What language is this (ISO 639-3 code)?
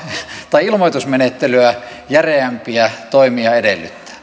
fin